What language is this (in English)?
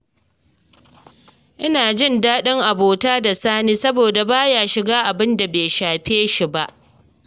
Hausa